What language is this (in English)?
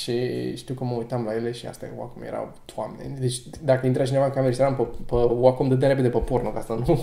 Romanian